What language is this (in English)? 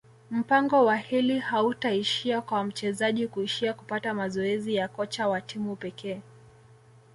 Swahili